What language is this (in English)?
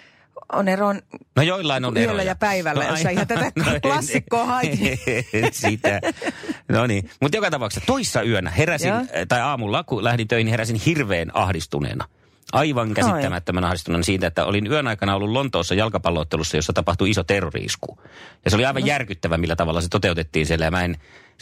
Finnish